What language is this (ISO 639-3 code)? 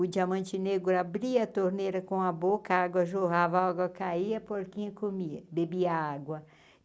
por